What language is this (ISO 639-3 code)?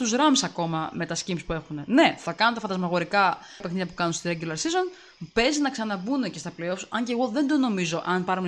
ell